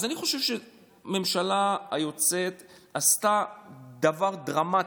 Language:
Hebrew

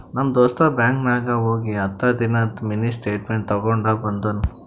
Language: Kannada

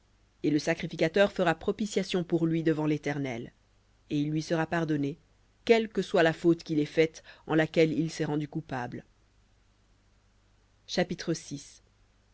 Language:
French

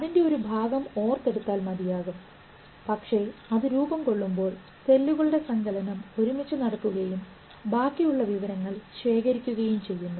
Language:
Malayalam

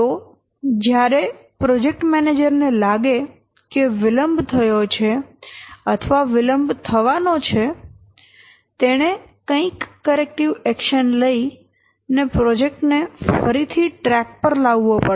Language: Gujarati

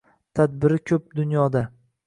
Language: Uzbek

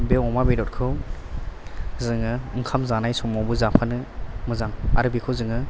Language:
Bodo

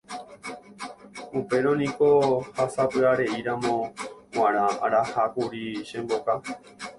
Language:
Guarani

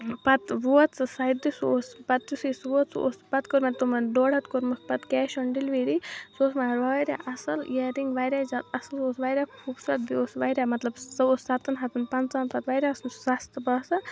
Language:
Kashmiri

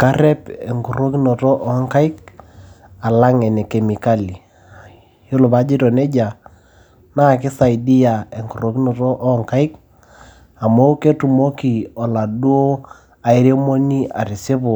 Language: Masai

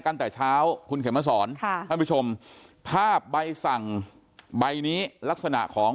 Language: Thai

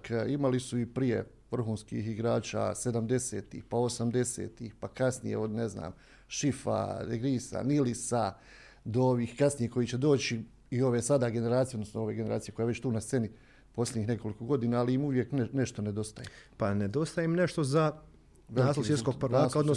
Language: Croatian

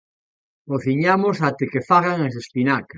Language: Galician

